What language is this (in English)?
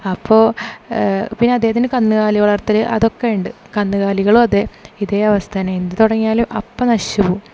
Malayalam